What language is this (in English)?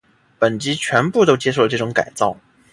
Chinese